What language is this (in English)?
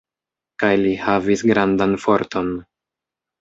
Esperanto